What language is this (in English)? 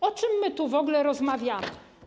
Polish